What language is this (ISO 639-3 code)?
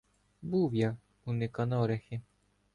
ukr